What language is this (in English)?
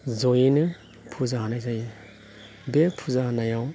Bodo